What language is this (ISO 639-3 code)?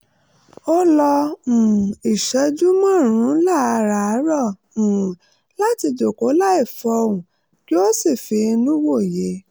yor